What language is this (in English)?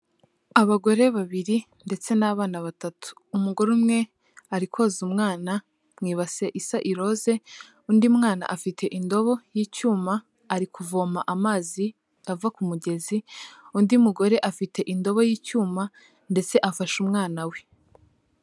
Kinyarwanda